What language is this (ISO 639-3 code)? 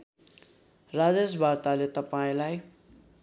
nep